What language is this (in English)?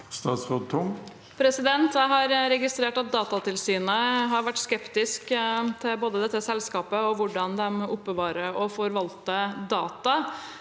Norwegian